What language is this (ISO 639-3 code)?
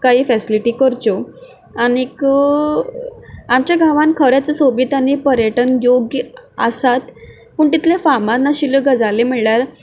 kok